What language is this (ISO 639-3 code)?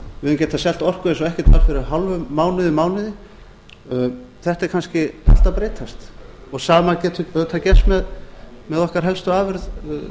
isl